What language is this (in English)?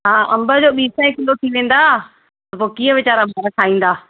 Sindhi